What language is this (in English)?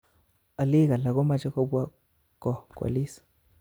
Kalenjin